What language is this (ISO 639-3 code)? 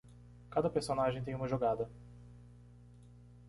por